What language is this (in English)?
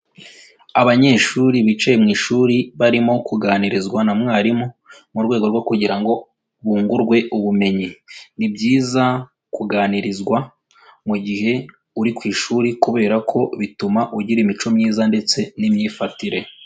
Kinyarwanda